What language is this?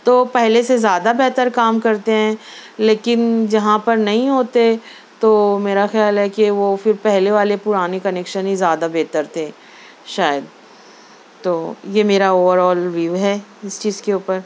Urdu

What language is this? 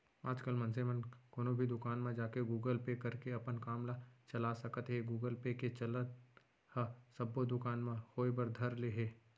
Chhattisgarhi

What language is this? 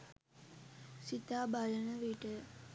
Sinhala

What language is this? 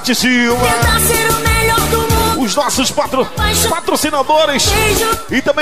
Portuguese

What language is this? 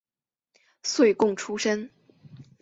Chinese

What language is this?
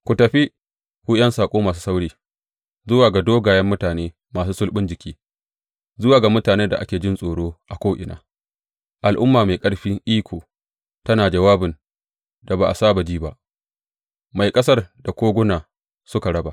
Hausa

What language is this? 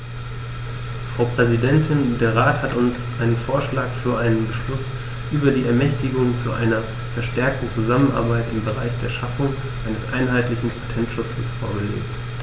German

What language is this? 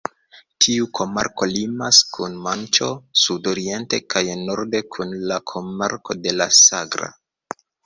Esperanto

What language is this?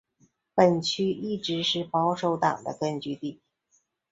Chinese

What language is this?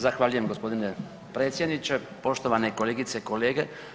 Croatian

